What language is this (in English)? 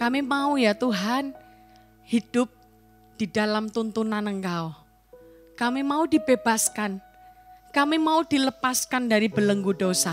Indonesian